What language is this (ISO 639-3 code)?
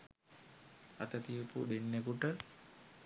sin